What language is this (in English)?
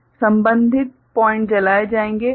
Hindi